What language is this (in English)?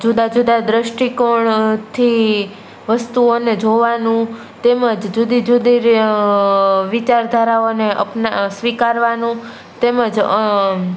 Gujarati